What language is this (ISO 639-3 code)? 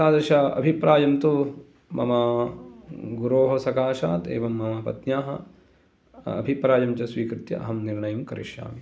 san